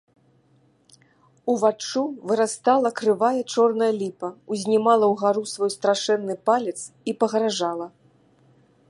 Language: Belarusian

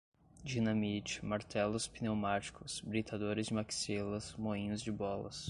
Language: Portuguese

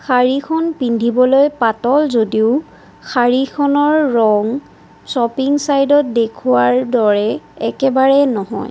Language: Assamese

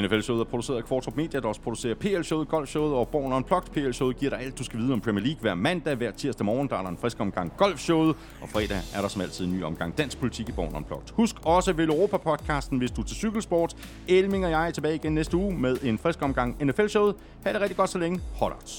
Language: Danish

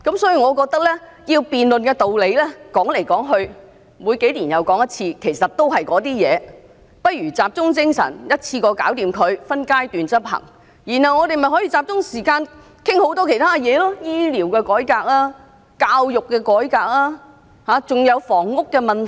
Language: Cantonese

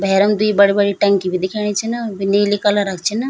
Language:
Garhwali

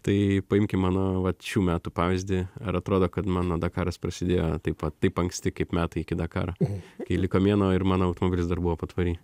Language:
Lithuanian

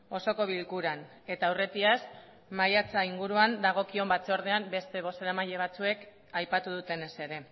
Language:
Basque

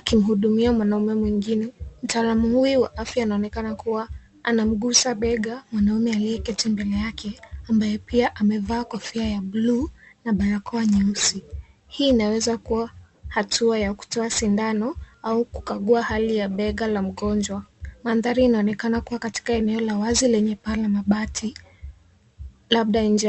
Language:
Swahili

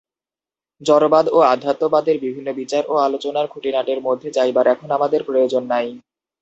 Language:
Bangla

